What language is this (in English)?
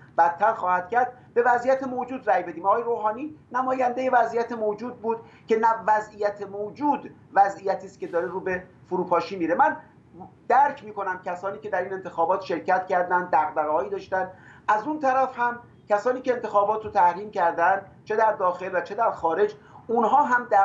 Persian